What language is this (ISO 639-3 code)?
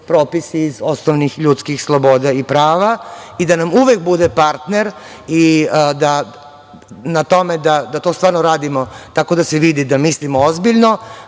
srp